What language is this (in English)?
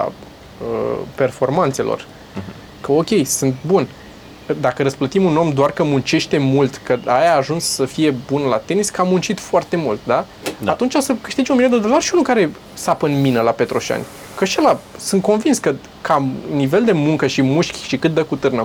Romanian